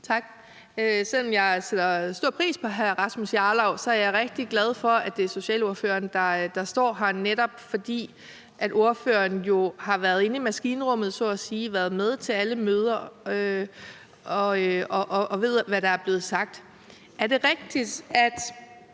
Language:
Danish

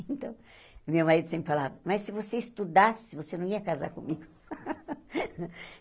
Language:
Portuguese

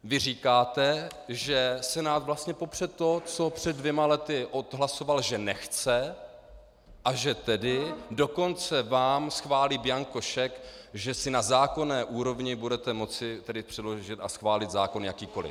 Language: Czech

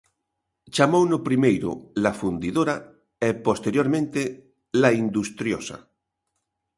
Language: Galician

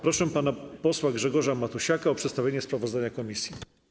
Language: Polish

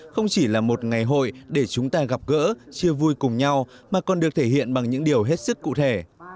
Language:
Vietnamese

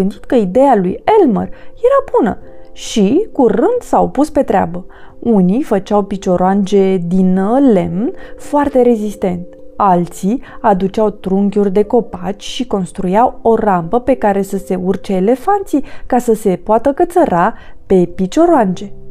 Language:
Romanian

